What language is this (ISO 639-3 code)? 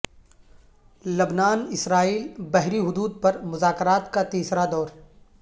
urd